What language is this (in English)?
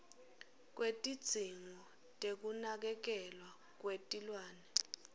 Swati